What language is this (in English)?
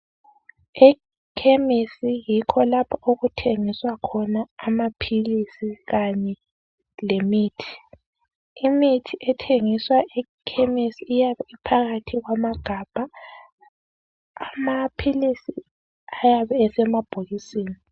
North Ndebele